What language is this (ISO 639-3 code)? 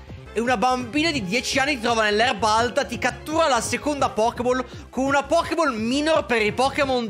ita